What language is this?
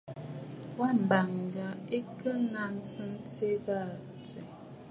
Bafut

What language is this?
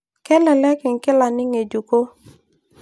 Masai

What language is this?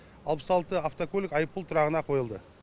Kazakh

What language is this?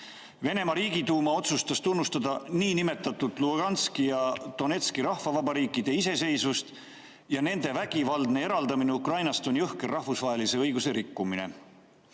Estonian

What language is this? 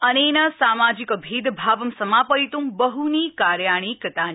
Sanskrit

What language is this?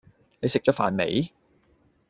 Cantonese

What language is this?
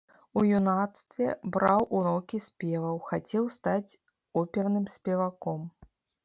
Belarusian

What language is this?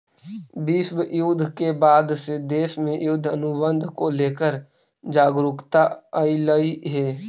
Magahi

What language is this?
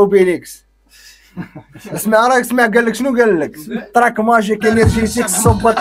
Arabic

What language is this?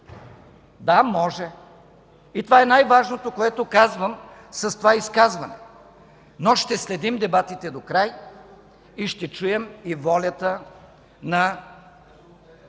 Bulgarian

